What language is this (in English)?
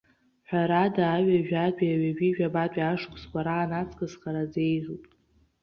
Abkhazian